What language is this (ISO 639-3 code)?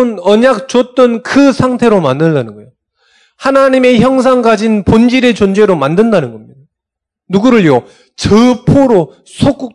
kor